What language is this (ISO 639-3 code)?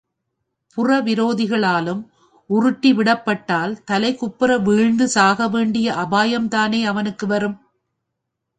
tam